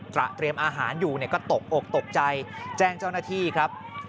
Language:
Thai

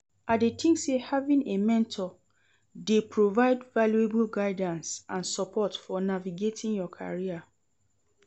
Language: Nigerian Pidgin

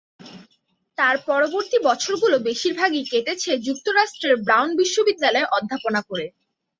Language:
Bangla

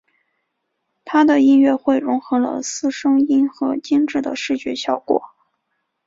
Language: Chinese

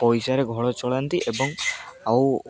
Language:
Odia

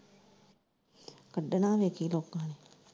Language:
Punjabi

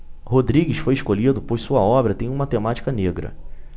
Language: Portuguese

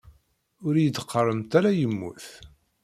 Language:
Kabyle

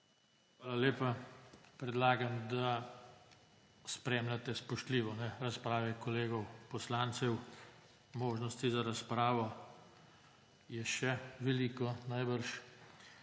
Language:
Slovenian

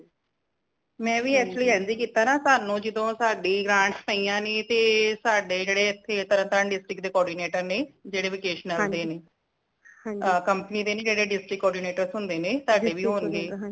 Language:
Punjabi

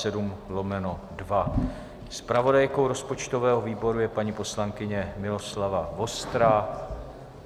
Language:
Czech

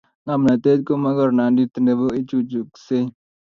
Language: Kalenjin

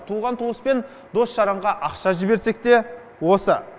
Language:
Kazakh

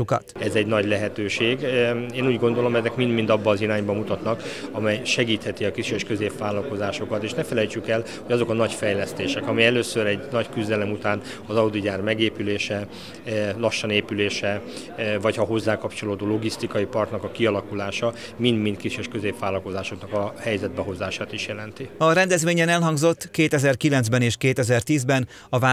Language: Hungarian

